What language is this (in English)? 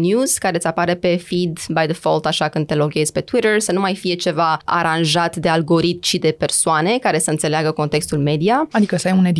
Romanian